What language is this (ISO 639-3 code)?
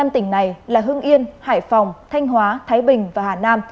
vie